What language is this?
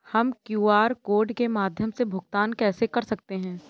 Hindi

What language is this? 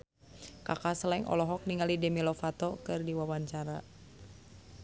Sundanese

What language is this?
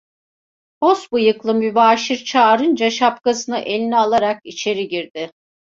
Turkish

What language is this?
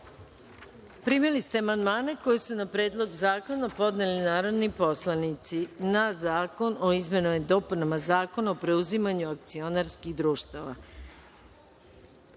Serbian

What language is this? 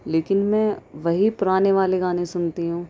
Urdu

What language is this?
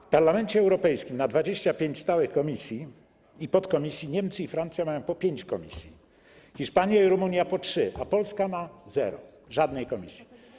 Polish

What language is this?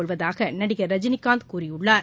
Tamil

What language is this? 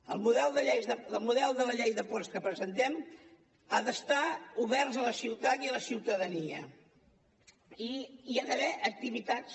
Catalan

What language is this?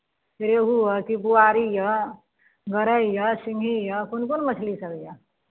Maithili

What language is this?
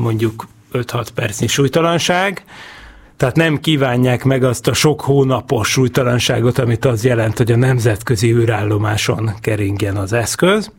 Hungarian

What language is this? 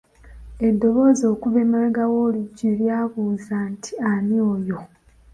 Ganda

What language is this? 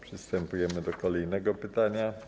Polish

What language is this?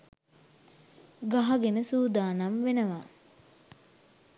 Sinhala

